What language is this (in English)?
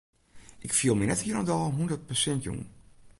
Western Frisian